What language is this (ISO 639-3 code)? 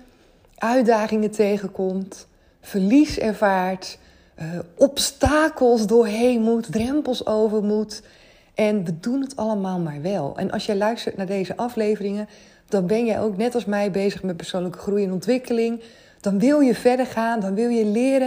nld